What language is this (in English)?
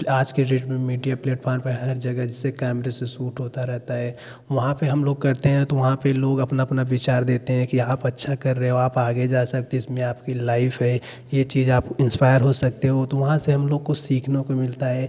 Hindi